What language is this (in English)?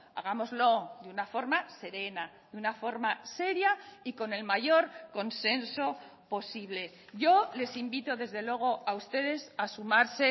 Spanish